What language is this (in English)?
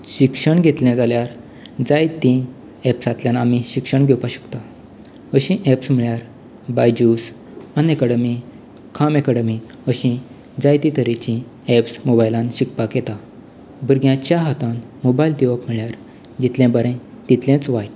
Konkani